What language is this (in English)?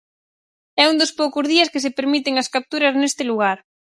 Galician